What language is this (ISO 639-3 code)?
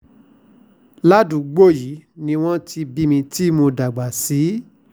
yor